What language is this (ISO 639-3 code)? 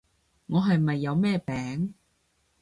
yue